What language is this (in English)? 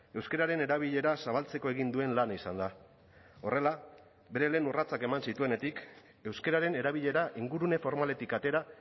Basque